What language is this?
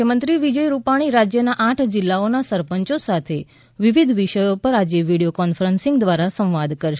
Gujarati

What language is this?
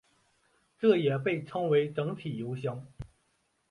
Chinese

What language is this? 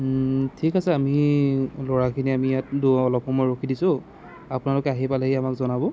Assamese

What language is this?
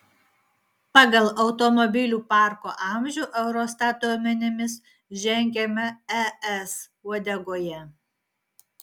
Lithuanian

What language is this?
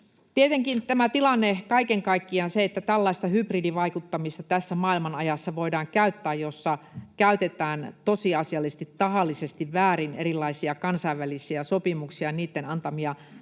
Finnish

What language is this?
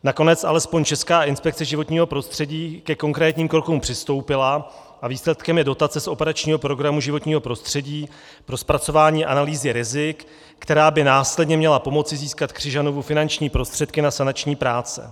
Czech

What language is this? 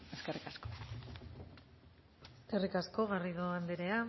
Basque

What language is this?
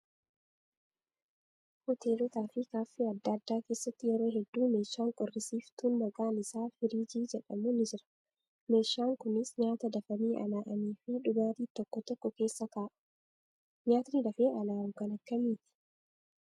Oromo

